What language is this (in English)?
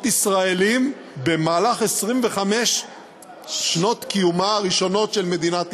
Hebrew